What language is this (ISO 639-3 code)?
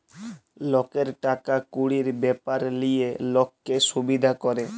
ben